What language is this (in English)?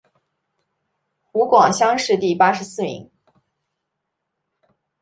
Chinese